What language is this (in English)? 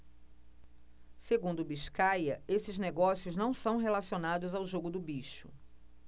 Portuguese